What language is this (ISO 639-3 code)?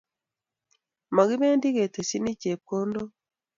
kln